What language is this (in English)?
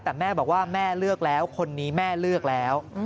Thai